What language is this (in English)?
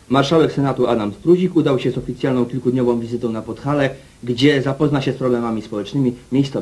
Polish